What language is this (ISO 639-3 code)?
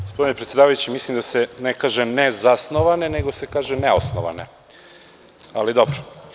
srp